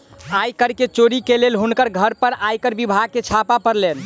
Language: Maithili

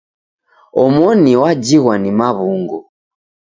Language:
Taita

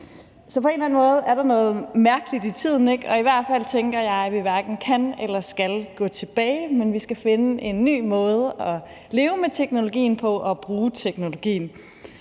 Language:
Danish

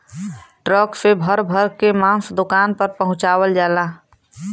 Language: Bhojpuri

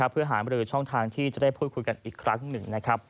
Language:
Thai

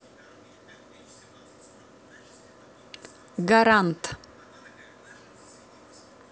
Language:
Russian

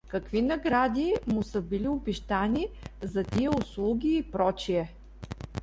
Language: Bulgarian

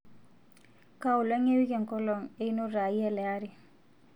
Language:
Masai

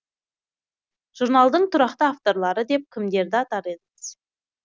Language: Kazakh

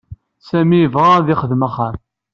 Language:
Kabyle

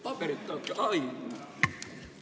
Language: Estonian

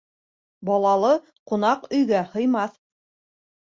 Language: Bashkir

